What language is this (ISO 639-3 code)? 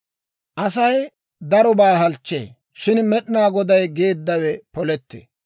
dwr